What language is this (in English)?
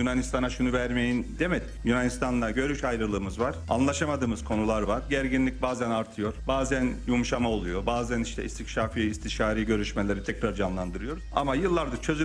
Turkish